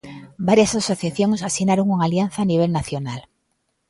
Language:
Galician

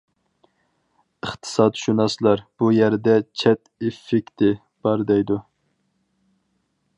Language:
Uyghur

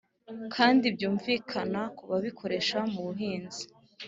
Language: Kinyarwanda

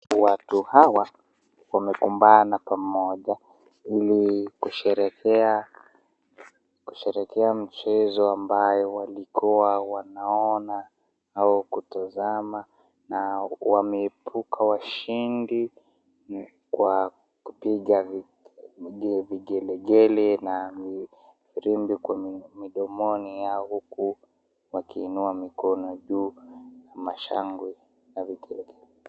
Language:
Swahili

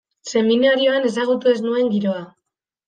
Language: Basque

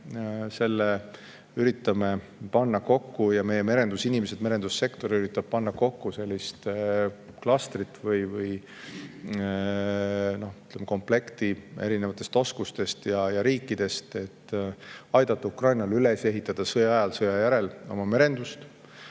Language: Estonian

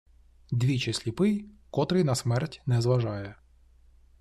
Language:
Ukrainian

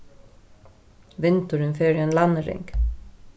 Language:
Faroese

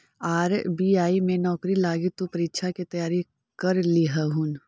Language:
Magahi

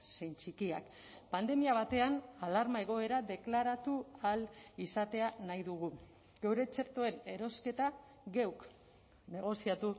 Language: Basque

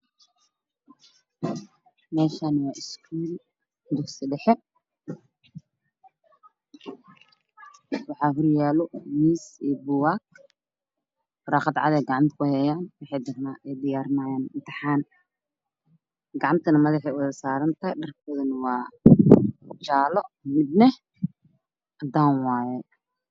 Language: Somali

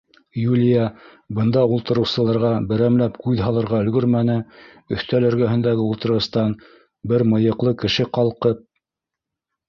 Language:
Bashkir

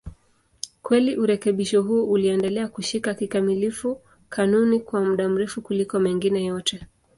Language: Swahili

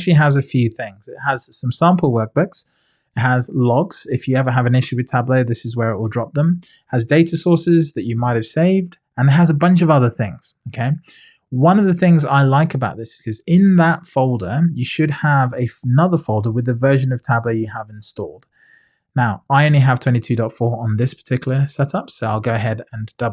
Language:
English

